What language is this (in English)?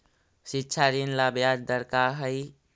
Magahi